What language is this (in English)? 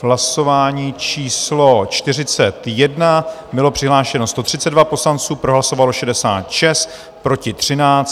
Czech